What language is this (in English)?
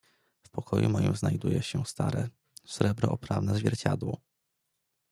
Polish